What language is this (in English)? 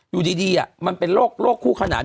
Thai